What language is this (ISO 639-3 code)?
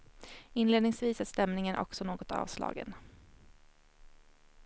swe